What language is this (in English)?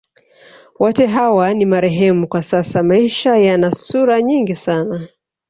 Swahili